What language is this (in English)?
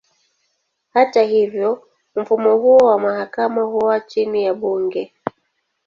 Swahili